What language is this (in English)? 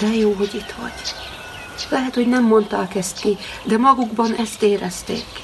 Hungarian